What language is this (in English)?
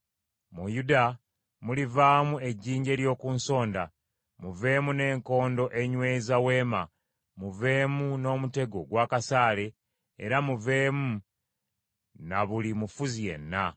Ganda